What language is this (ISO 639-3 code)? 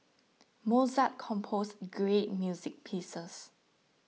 eng